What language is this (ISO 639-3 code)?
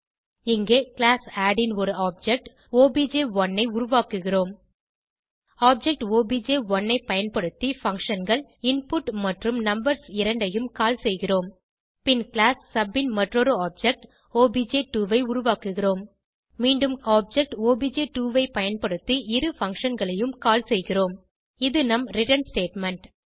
tam